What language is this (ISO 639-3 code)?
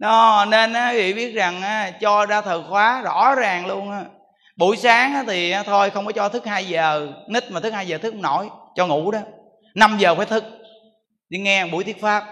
vie